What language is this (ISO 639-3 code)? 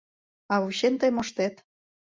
chm